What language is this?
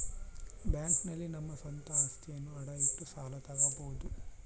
Kannada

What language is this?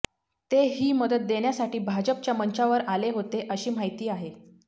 Marathi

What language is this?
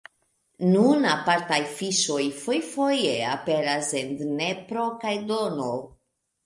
Esperanto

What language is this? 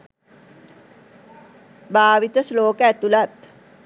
Sinhala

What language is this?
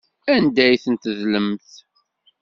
Kabyle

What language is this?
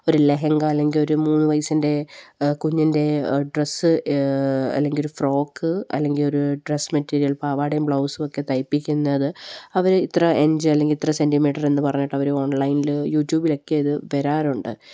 Malayalam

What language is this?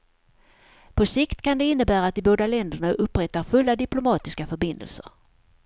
Swedish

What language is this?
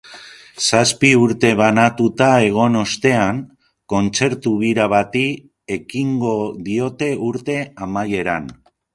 Basque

